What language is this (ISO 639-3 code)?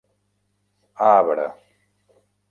cat